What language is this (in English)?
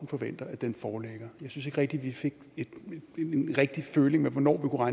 Danish